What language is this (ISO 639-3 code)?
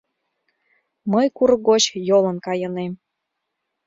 chm